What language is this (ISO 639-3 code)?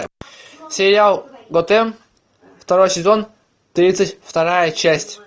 rus